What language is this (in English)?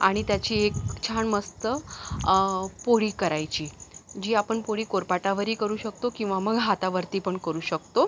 Marathi